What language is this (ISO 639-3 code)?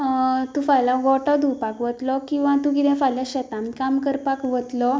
kok